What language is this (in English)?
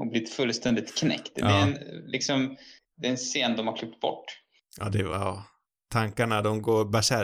Swedish